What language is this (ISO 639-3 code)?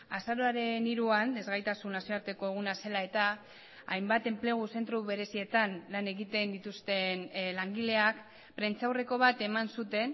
eus